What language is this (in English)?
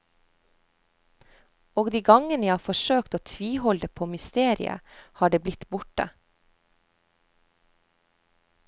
Norwegian